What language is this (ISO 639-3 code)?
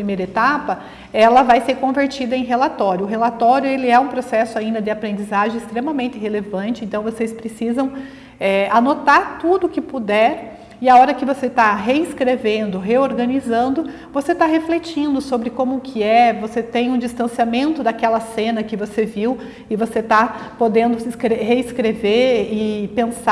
por